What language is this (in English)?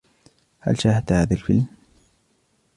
Arabic